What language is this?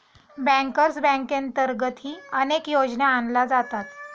Marathi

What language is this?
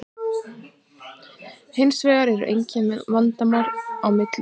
Icelandic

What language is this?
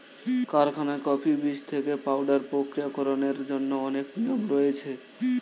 Bangla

